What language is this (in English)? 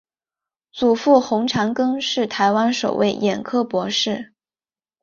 Chinese